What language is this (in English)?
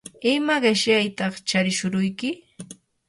Yanahuanca Pasco Quechua